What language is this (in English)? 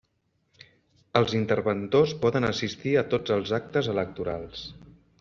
Catalan